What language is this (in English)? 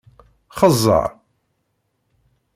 Kabyle